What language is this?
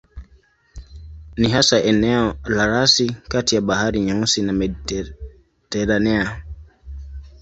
Swahili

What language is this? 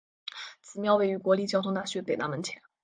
Chinese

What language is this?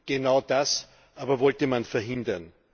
German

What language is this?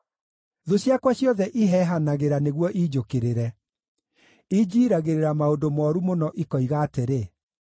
Kikuyu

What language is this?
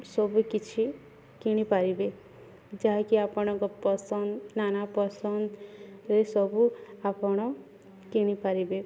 Odia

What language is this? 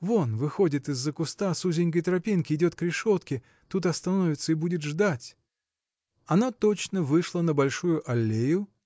Russian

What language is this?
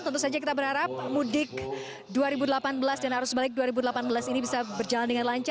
Indonesian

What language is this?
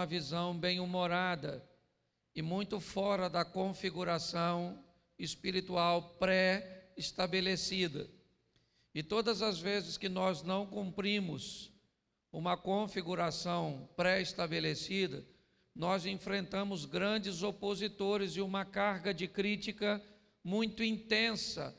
Portuguese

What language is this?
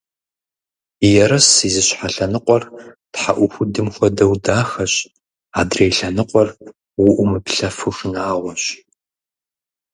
Kabardian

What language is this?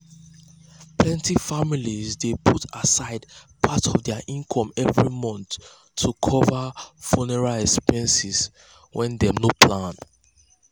Nigerian Pidgin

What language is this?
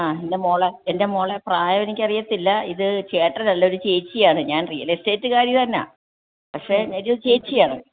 Malayalam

